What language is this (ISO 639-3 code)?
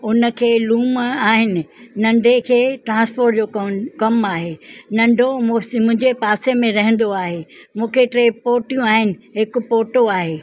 snd